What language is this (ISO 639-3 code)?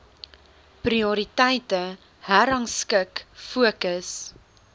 afr